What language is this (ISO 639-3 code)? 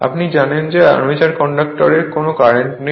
ben